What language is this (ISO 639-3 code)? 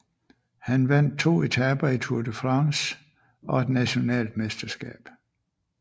dan